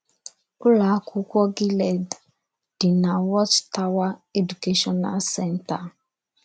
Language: Igbo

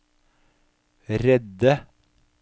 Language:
Norwegian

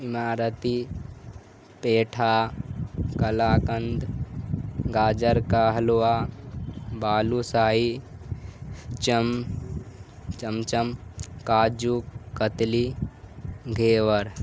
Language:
Urdu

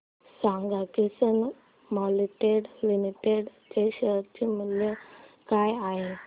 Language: Marathi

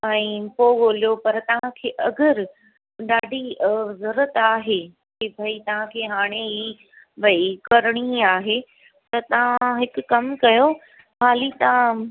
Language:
Sindhi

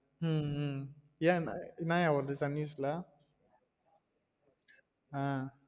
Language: Tamil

